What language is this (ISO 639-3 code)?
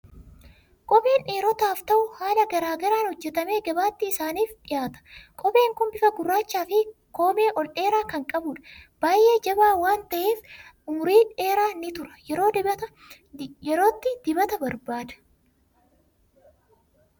orm